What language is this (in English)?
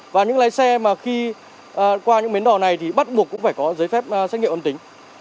Vietnamese